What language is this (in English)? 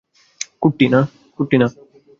Bangla